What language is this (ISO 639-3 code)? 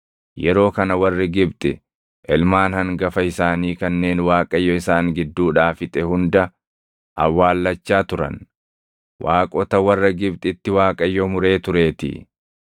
orm